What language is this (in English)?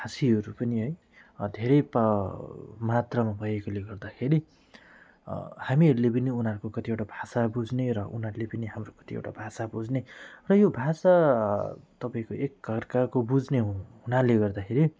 Nepali